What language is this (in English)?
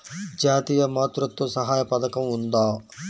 Telugu